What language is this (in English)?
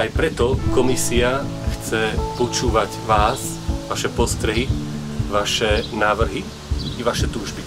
Slovak